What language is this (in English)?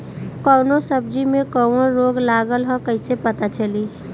Bhojpuri